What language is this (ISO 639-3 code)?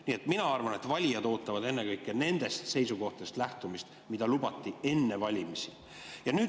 est